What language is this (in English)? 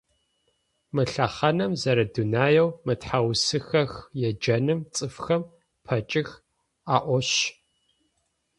Adyghe